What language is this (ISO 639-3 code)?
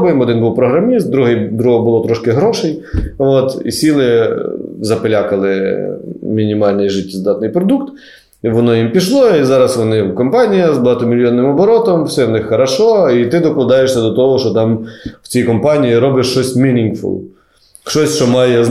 ukr